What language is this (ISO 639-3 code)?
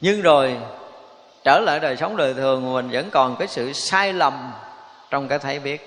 vie